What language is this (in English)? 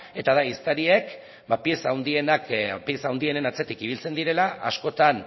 Basque